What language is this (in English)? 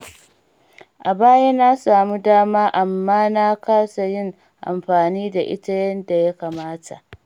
Hausa